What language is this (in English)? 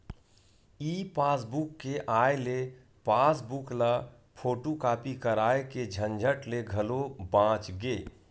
Chhattisgarhi